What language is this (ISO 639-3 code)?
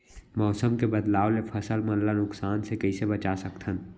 hne